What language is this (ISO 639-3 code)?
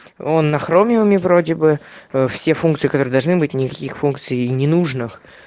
rus